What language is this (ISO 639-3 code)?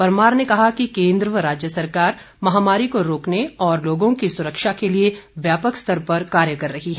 hin